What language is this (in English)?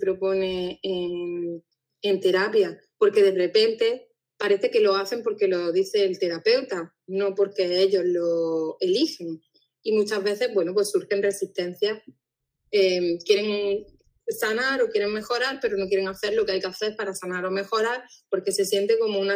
Spanish